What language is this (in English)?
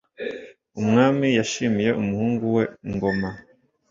Kinyarwanda